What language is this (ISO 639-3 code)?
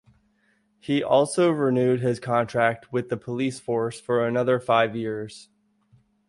eng